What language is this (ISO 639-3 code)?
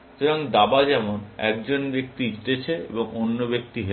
ben